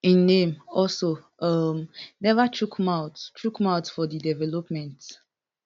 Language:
Nigerian Pidgin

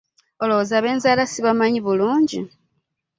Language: Ganda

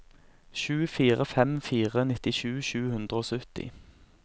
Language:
Norwegian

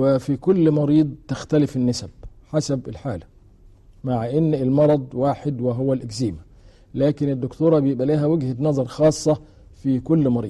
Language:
Arabic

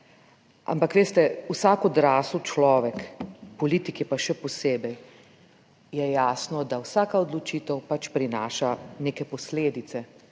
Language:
Slovenian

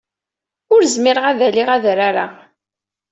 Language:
Kabyle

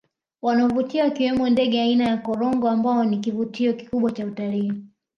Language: Swahili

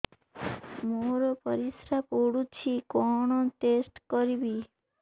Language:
Odia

